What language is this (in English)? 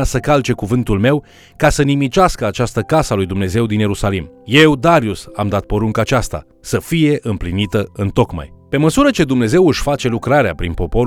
Romanian